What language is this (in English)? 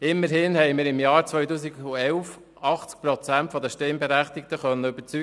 Swiss German